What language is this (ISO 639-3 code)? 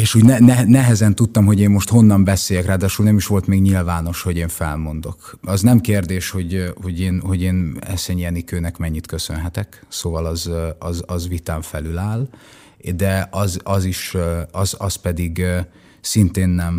hun